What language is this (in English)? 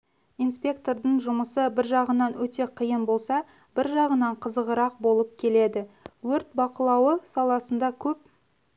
Kazakh